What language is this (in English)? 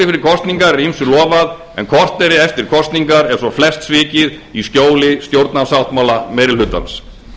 Icelandic